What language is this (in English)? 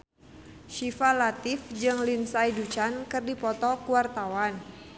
Sundanese